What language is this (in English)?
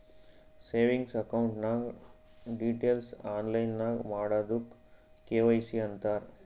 Kannada